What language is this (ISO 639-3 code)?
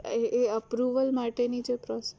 guj